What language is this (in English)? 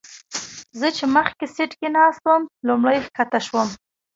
Pashto